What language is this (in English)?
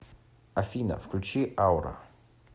Russian